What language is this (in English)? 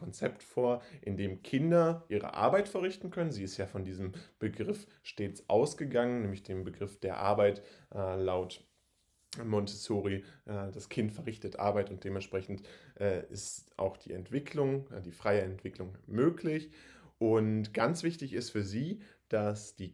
German